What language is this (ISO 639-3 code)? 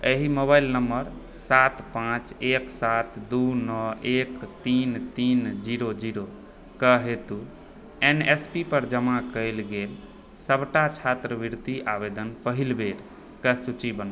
mai